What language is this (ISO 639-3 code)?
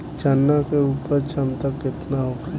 bho